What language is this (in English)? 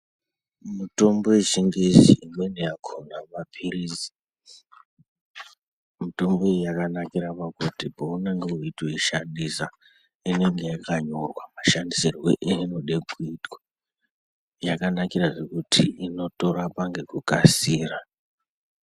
Ndau